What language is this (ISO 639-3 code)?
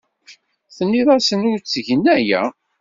kab